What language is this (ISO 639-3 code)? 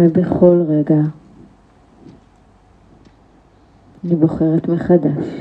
heb